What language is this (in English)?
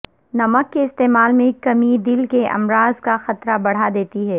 Urdu